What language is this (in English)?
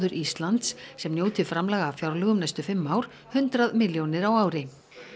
Icelandic